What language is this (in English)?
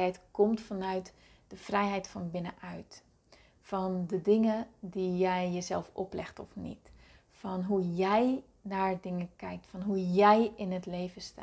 Dutch